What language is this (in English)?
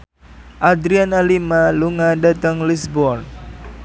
Javanese